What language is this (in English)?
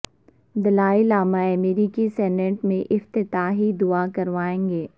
Urdu